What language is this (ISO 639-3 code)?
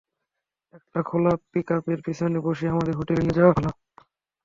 ben